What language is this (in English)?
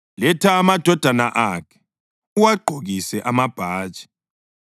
North Ndebele